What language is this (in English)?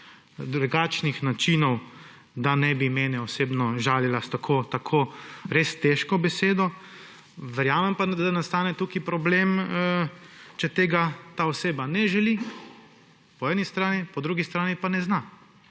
Slovenian